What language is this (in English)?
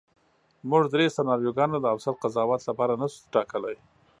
Pashto